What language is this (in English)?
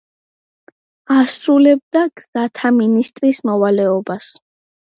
Georgian